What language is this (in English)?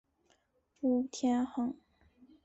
Chinese